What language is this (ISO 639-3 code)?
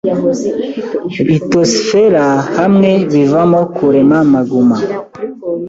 kin